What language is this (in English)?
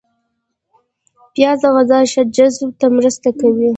Pashto